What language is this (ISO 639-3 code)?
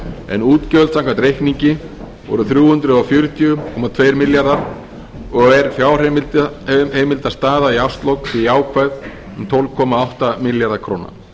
isl